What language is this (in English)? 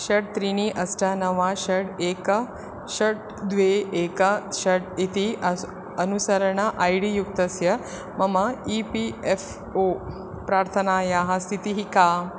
Sanskrit